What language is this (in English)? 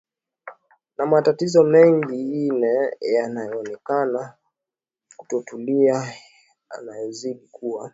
Swahili